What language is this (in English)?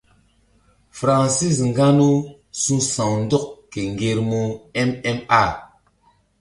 Mbum